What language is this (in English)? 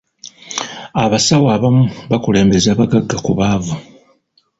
Ganda